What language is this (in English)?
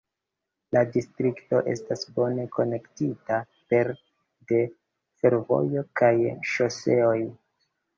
Esperanto